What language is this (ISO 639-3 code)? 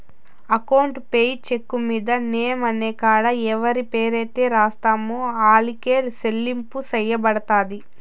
tel